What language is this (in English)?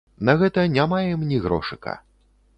Belarusian